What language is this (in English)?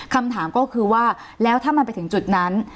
Thai